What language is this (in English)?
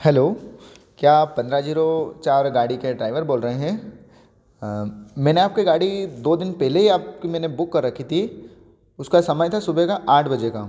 Hindi